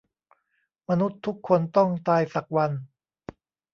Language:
Thai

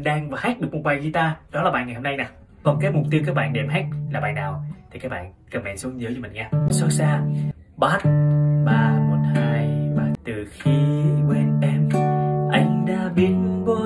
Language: Vietnamese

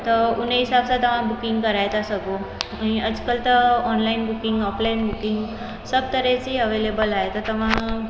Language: Sindhi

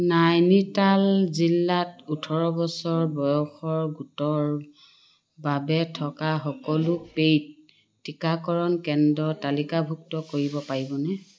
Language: Assamese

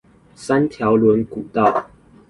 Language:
Chinese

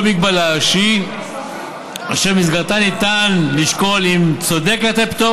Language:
Hebrew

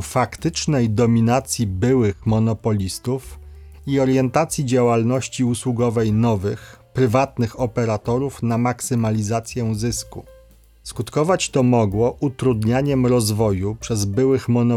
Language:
Polish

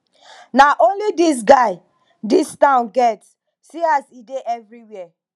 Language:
Nigerian Pidgin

